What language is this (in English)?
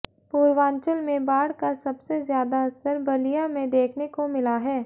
Hindi